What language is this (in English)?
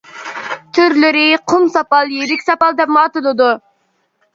Uyghur